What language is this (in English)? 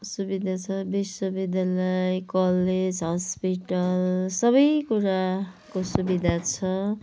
Nepali